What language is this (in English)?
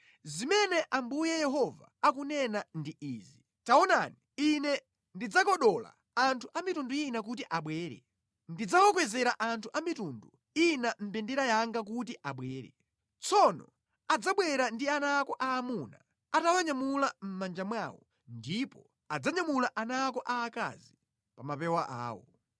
Nyanja